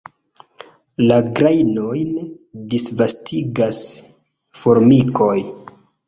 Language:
Esperanto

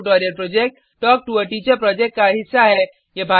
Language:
Hindi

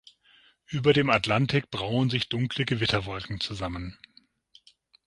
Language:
German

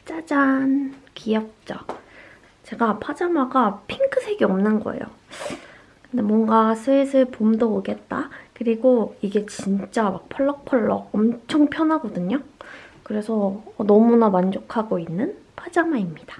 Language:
Korean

